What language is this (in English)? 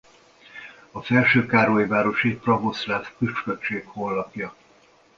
Hungarian